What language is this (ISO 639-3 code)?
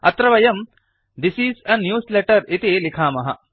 san